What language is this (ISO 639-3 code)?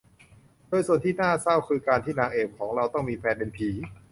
tha